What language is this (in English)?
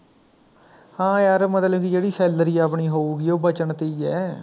Punjabi